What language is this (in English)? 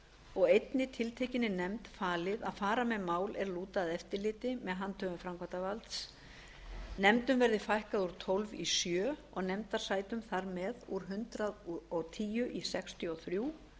Icelandic